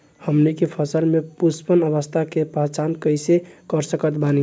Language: Bhojpuri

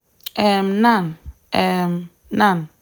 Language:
Nigerian Pidgin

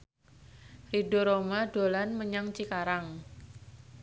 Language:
Javanese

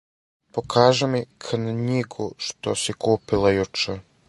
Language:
Serbian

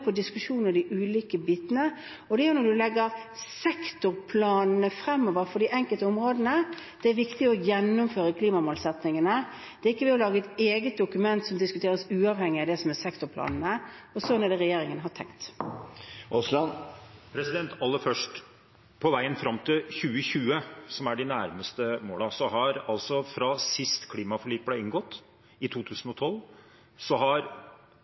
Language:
Norwegian Bokmål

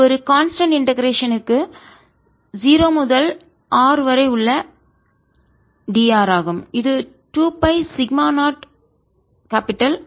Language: Tamil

